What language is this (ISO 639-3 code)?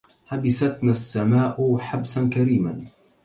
ara